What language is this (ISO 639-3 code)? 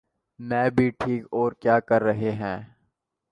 urd